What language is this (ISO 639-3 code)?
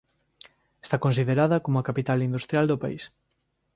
glg